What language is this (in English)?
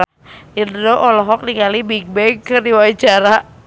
Sundanese